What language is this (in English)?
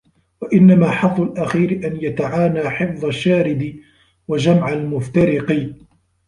Arabic